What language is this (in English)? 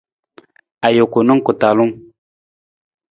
Nawdm